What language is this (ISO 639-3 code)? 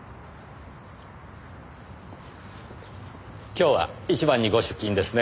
jpn